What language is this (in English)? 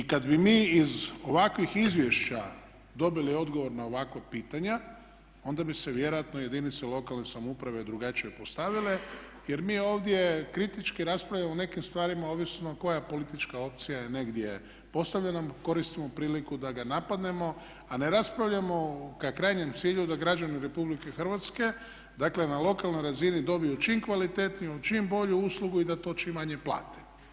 Croatian